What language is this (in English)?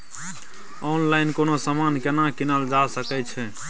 Maithili